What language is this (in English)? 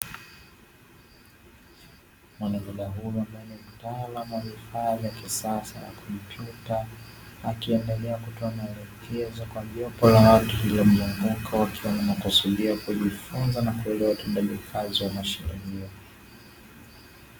Swahili